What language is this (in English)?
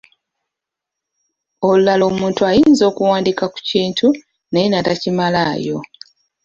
Ganda